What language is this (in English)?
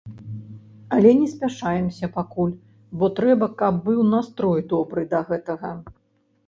Belarusian